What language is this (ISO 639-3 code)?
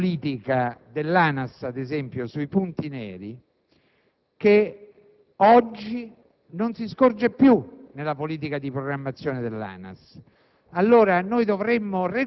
ita